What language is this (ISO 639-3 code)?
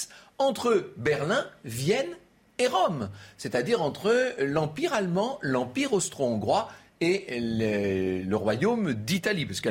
fra